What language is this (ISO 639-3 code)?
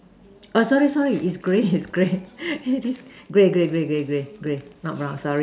eng